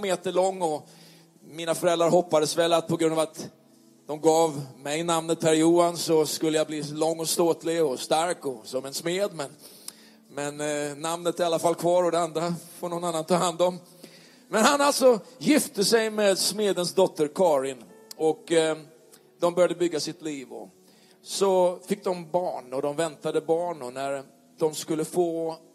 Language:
Swedish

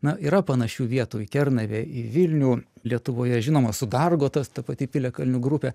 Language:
Lithuanian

